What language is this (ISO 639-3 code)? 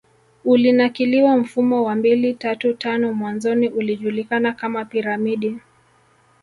swa